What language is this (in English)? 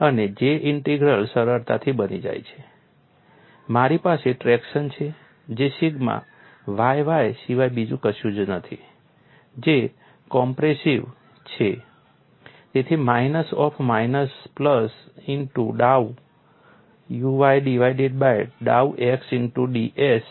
Gujarati